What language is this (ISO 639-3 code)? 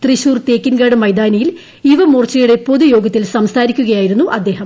mal